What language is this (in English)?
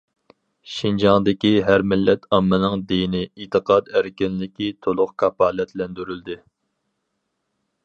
Uyghur